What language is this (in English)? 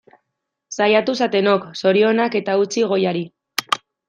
Basque